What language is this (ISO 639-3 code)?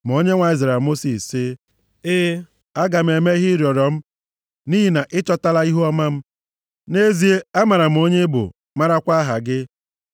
ibo